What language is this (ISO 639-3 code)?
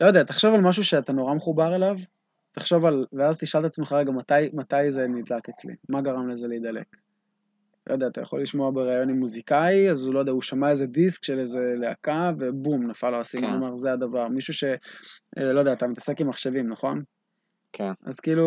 heb